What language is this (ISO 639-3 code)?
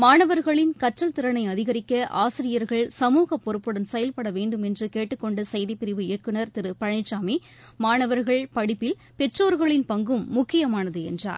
tam